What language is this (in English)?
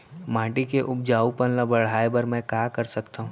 Chhattisgarhi